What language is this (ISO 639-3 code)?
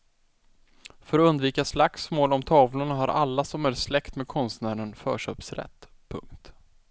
swe